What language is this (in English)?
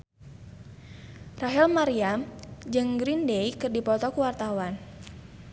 Sundanese